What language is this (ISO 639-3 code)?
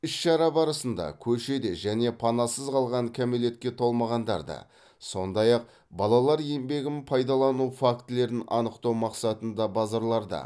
kaz